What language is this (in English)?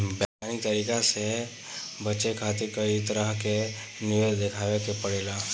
Bhojpuri